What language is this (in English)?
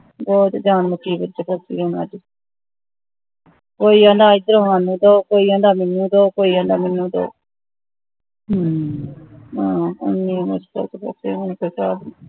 Punjabi